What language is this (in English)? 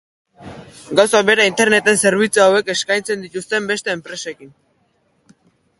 Basque